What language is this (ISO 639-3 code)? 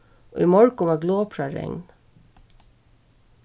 fao